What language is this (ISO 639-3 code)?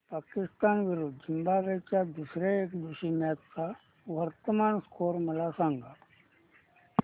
mar